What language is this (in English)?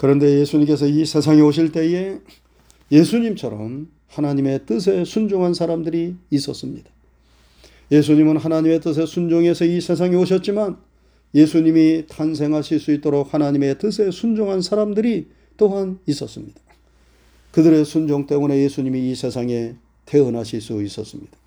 Korean